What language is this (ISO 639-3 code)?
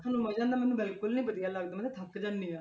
pan